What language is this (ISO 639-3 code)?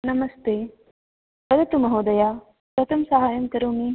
san